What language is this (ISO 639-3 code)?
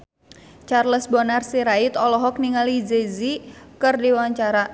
sun